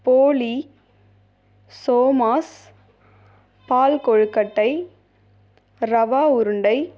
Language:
Tamil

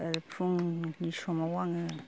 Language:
Bodo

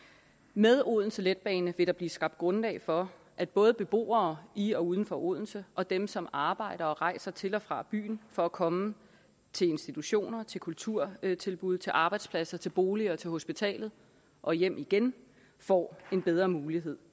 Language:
Danish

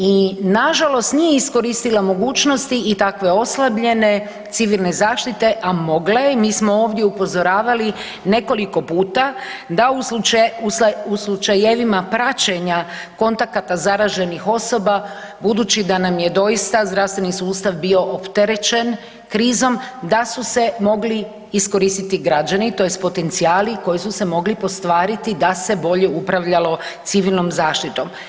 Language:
Croatian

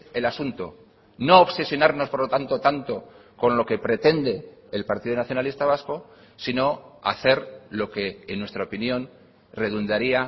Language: Spanish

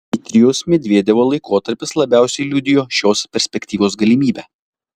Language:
Lithuanian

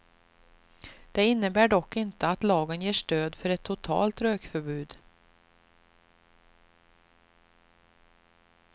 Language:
Swedish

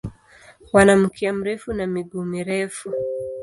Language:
Swahili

